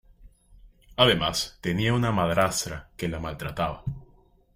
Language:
Spanish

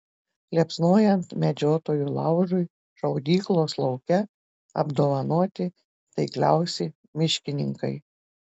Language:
Lithuanian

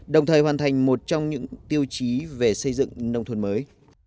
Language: Vietnamese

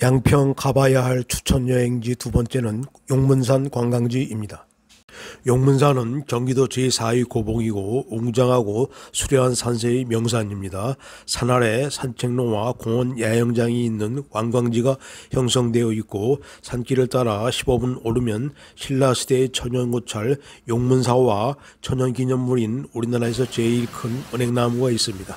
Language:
Korean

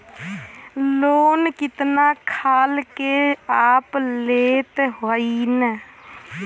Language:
Bhojpuri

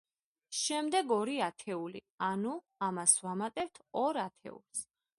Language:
Georgian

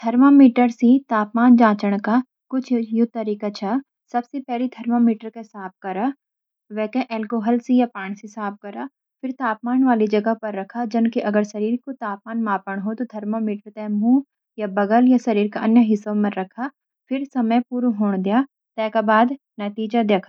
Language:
Garhwali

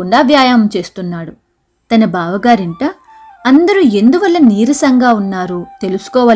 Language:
Telugu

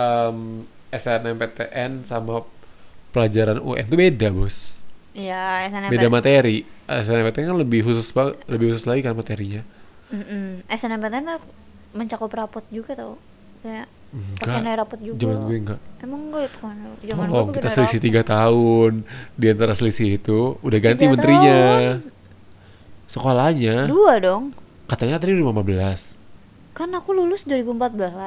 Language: Indonesian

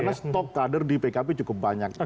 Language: Indonesian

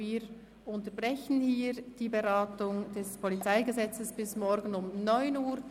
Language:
Swiss German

